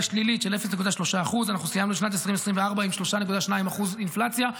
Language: Hebrew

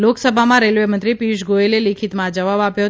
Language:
Gujarati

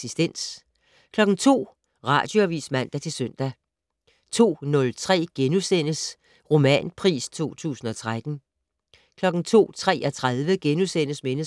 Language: Danish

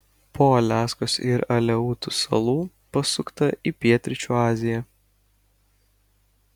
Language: Lithuanian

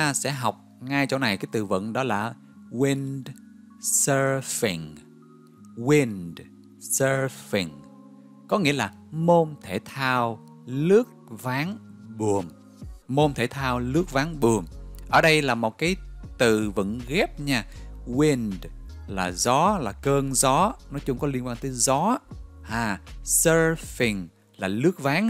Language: Vietnamese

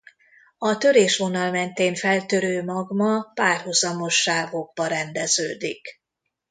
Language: Hungarian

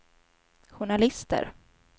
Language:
Swedish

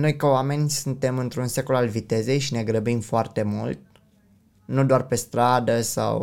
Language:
Romanian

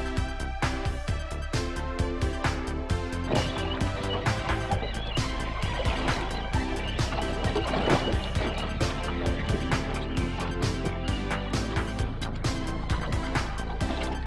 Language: Spanish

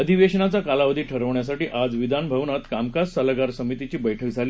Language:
Marathi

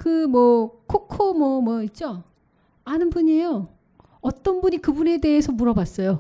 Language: Korean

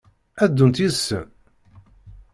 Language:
Kabyle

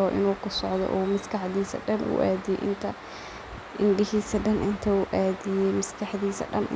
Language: Somali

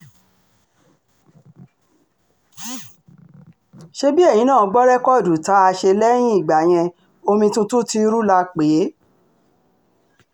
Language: Yoruba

